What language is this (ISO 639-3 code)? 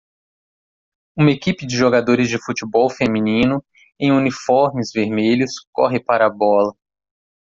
por